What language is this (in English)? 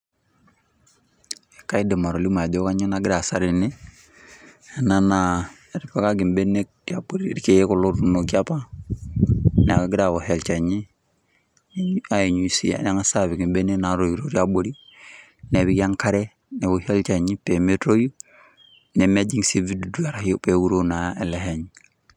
Masai